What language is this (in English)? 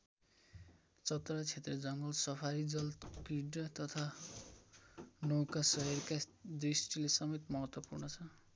Nepali